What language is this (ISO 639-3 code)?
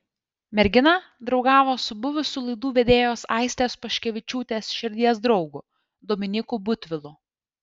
lit